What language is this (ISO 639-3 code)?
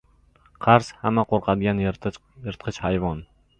uzb